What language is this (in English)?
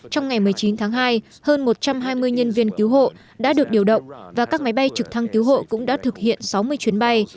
Vietnamese